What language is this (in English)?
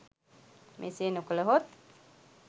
Sinhala